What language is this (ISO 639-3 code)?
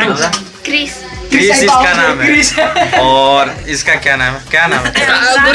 hin